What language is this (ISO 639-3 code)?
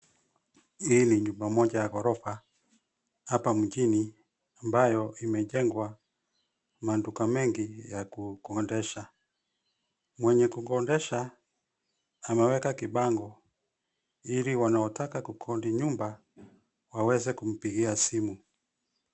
swa